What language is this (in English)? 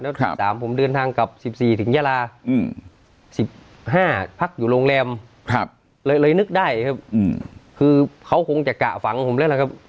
Thai